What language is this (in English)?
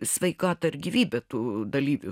Lithuanian